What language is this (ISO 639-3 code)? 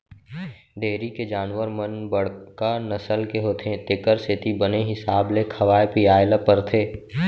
hne